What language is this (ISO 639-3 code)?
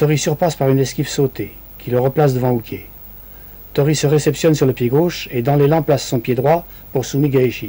fra